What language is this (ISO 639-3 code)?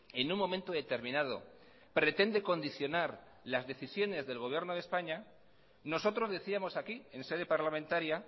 spa